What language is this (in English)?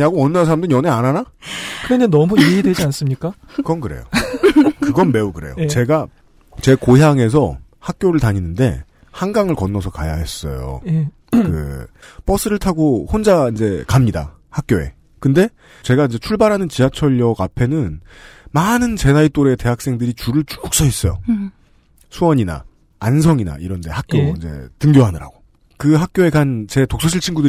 Korean